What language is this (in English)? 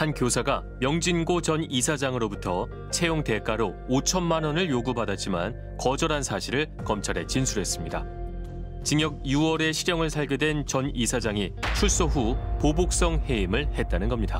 Korean